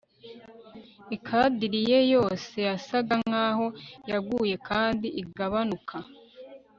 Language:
Kinyarwanda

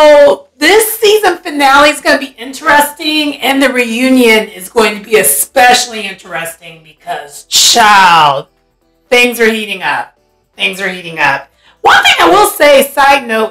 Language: English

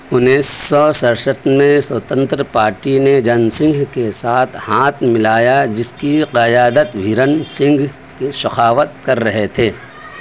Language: Urdu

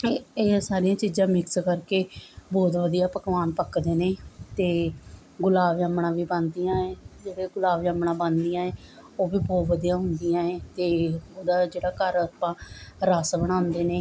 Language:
Punjabi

